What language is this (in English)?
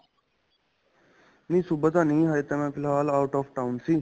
Punjabi